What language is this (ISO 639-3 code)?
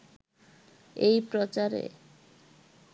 ben